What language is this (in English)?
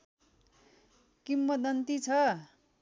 Nepali